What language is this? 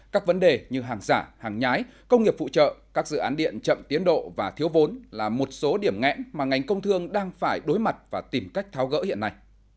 Vietnamese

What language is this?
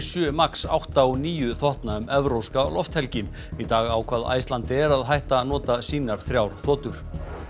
Icelandic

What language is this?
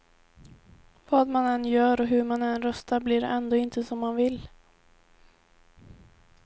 Swedish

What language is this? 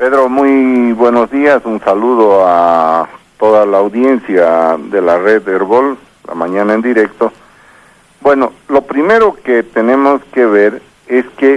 Spanish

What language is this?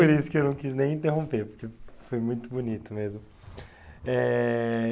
Portuguese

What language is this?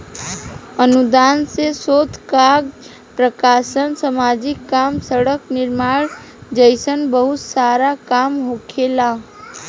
Bhojpuri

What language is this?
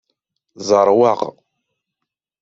Kabyle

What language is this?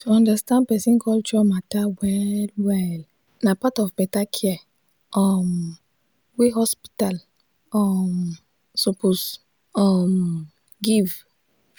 Nigerian Pidgin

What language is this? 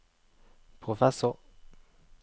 Norwegian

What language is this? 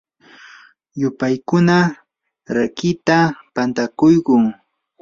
Yanahuanca Pasco Quechua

